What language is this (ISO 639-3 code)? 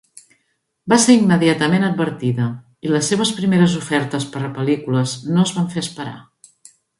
cat